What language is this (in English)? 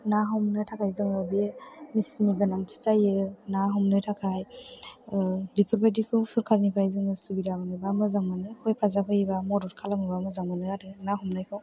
Bodo